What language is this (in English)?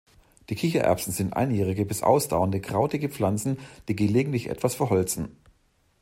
German